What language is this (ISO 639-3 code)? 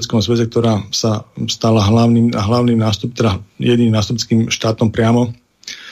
slk